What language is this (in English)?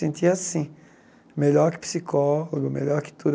Portuguese